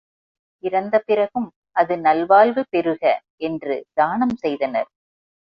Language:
Tamil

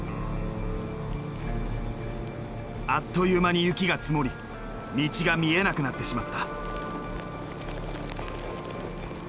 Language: Japanese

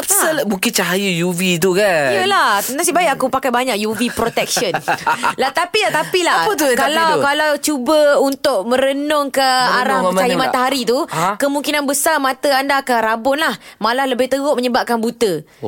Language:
Malay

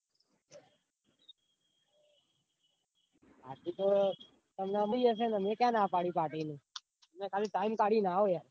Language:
Gujarati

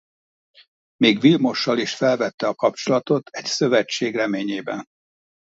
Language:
Hungarian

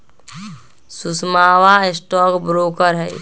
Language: Magahi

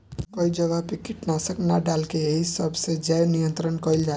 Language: Bhojpuri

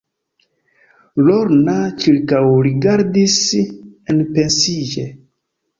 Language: Esperanto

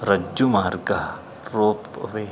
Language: Sanskrit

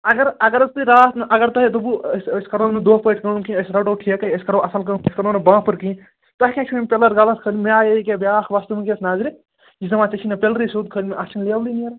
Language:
Kashmiri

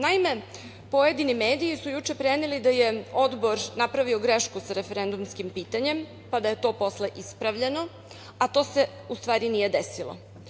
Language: Serbian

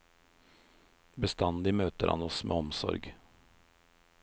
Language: Norwegian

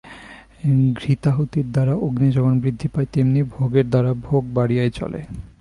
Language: Bangla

